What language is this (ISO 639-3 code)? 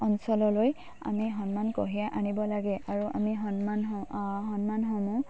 asm